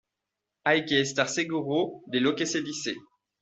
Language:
Spanish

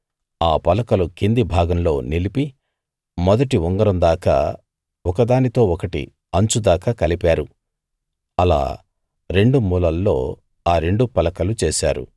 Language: Telugu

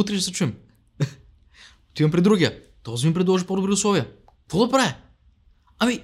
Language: Bulgarian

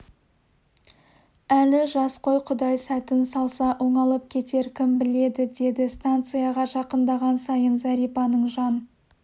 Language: Kazakh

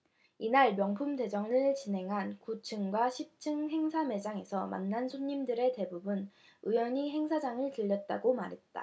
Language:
Korean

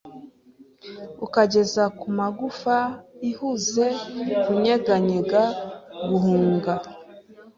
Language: Kinyarwanda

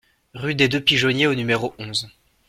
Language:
French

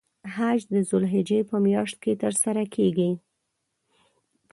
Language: Pashto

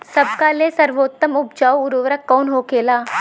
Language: Bhojpuri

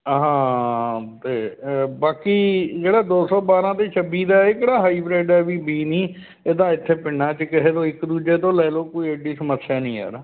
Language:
Punjabi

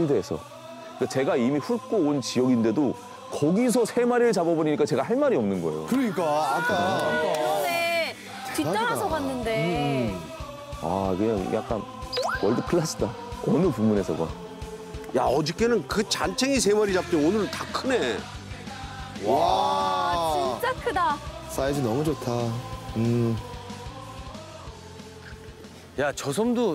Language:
Korean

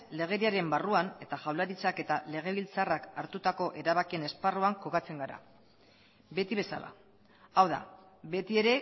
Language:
Basque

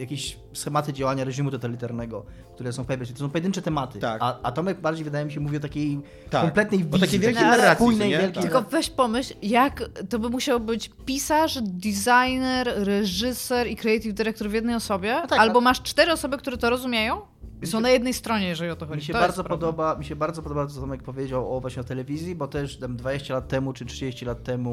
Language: Polish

